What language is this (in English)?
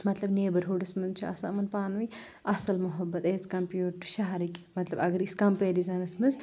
Kashmiri